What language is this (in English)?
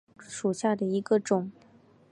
Chinese